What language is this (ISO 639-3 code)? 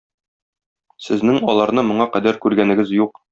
tat